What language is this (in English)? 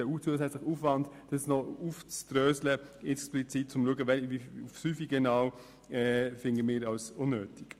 Swiss German